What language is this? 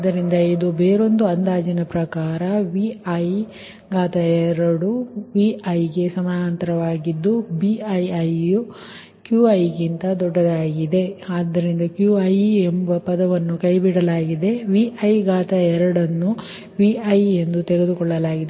Kannada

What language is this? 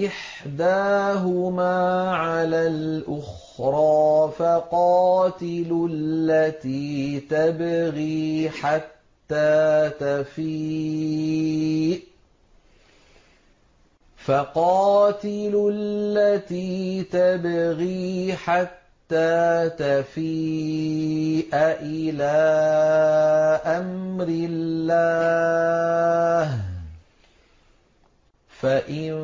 Arabic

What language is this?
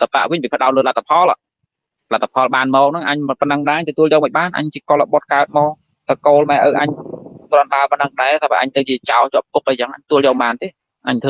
Vietnamese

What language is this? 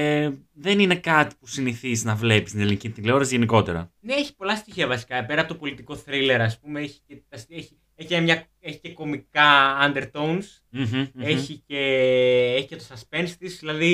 Greek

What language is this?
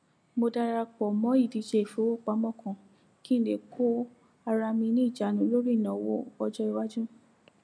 Yoruba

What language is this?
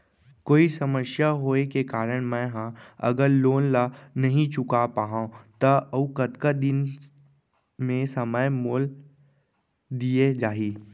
Chhattisgarhi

